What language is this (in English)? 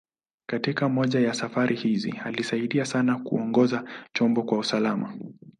Swahili